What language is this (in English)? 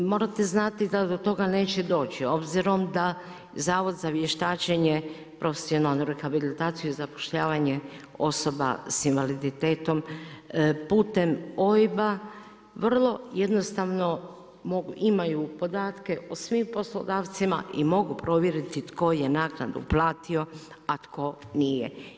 Croatian